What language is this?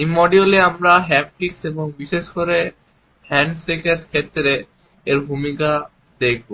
Bangla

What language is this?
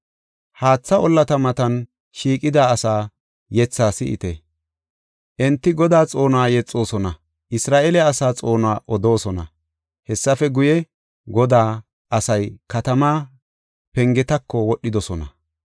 Gofa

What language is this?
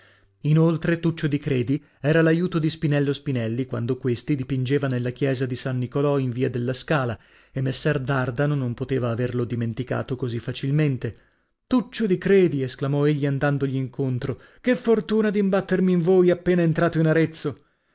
Italian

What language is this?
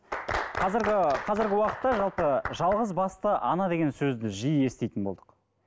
Kazakh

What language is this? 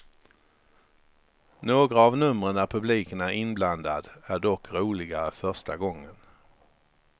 Swedish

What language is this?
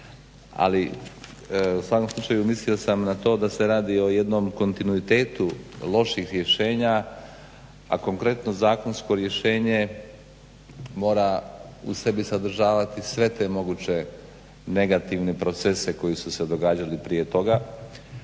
Croatian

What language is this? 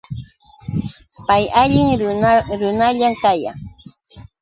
Yauyos Quechua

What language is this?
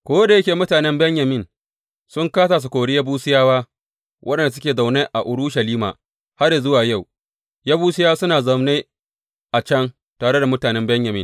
Hausa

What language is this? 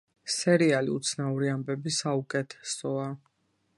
Georgian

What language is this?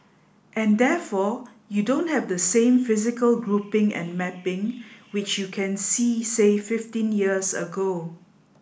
English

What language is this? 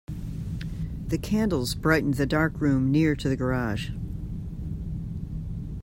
English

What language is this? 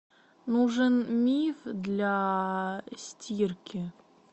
Russian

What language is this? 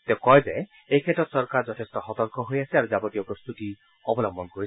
Assamese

